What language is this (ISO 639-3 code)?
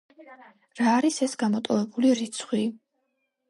kat